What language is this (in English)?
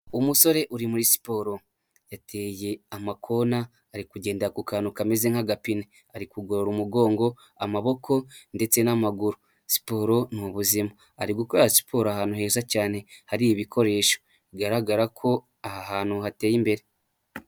Kinyarwanda